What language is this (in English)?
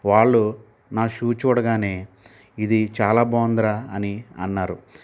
Telugu